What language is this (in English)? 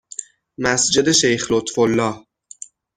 Persian